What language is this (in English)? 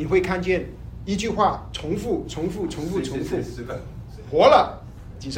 Chinese